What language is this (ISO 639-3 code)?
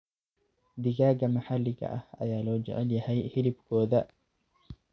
som